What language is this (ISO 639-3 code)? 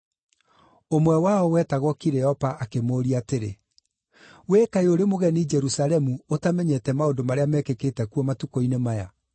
kik